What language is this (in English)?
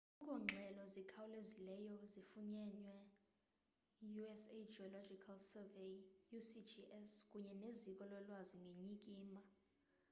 Xhosa